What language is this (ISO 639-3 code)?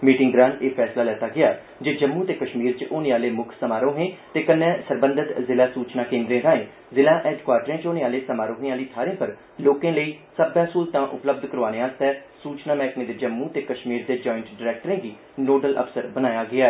doi